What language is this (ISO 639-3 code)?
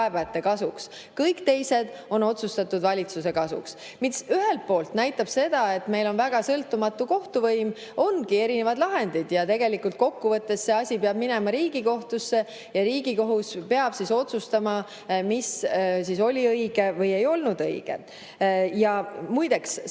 est